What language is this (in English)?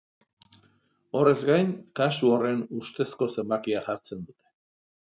Basque